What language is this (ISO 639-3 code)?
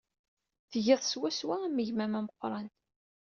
kab